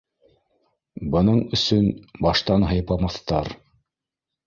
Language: Bashkir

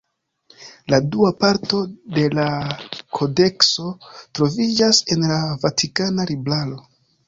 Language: Esperanto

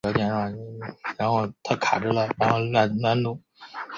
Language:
Chinese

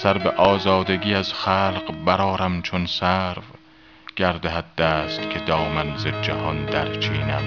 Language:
Persian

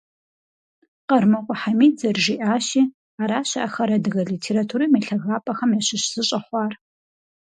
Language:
Kabardian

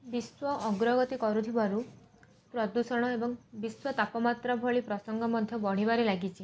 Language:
Odia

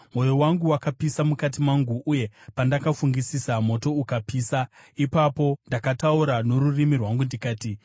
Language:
Shona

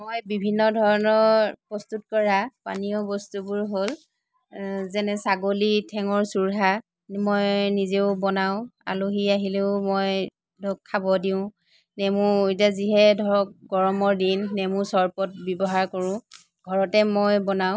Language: Assamese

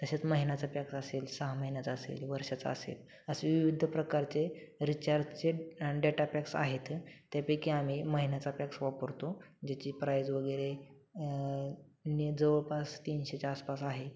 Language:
Marathi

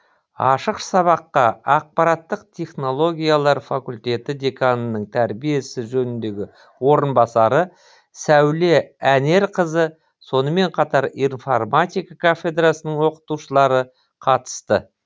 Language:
Kazakh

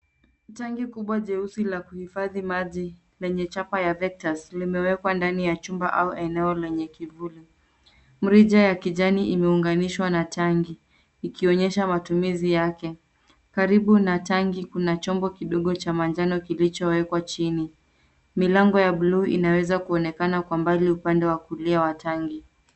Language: Swahili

